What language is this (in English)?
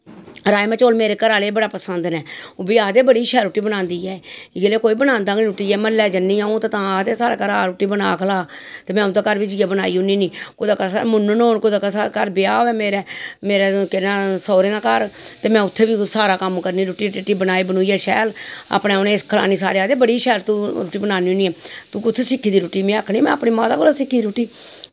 Dogri